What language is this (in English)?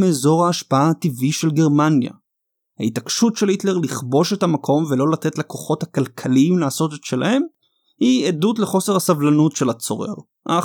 Hebrew